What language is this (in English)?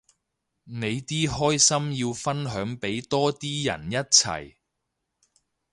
Cantonese